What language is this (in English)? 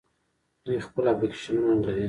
Pashto